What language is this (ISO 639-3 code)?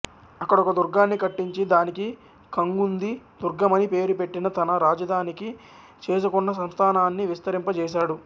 tel